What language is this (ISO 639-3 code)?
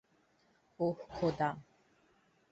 ben